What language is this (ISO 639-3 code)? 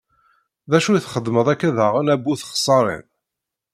kab